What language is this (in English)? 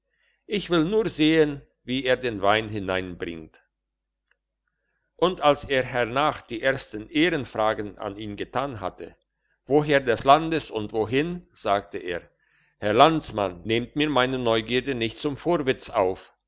German